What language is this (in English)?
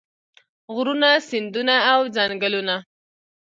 Pashto